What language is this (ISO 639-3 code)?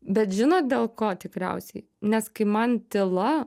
lit